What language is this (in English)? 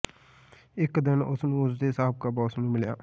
Punjabi